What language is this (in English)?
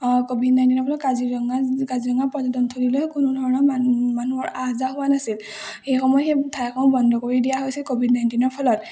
Assamese